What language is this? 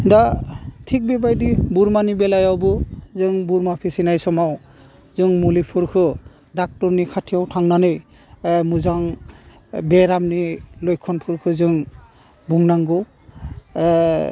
Bodo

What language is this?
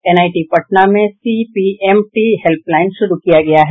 Hindi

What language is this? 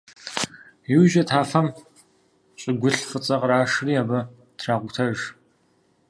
Kabardian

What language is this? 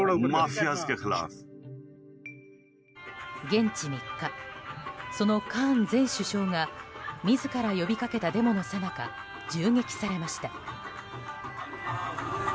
Japanese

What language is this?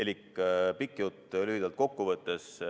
Estonian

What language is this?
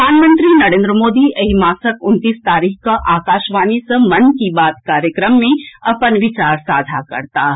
Maithili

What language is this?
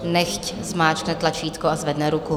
Czech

